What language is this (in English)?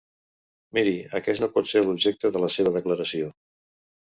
Catalan